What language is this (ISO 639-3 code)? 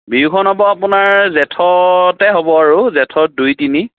asm